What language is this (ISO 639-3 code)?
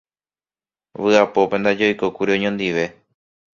grn